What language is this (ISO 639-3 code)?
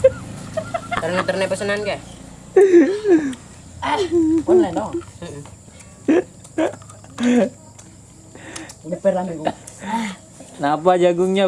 ind